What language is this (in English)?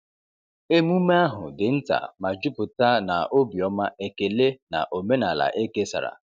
Igbo